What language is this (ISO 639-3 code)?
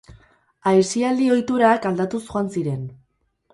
eus